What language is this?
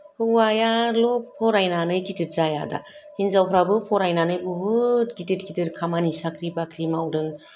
Bodo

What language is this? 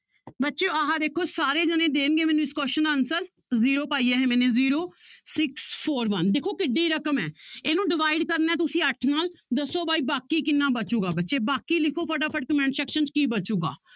Punjabi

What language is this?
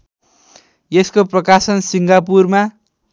Nepali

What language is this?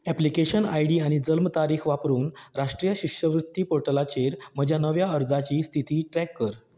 Konkani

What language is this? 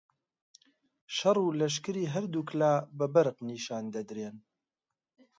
Central Kurdish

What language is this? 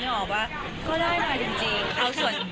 Thai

